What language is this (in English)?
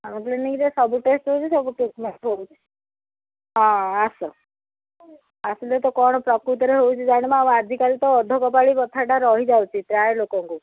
Odia